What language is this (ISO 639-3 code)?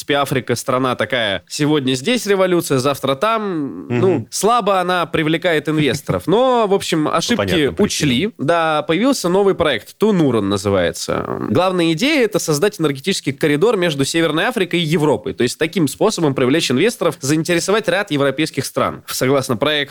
rus